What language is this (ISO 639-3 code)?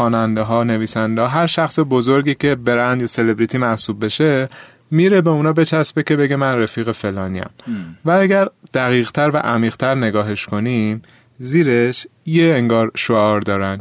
fas